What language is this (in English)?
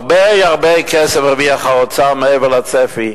Hebrew